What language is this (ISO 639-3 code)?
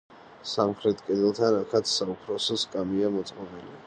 kat